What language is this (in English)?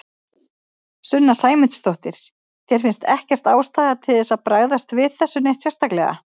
Icelandic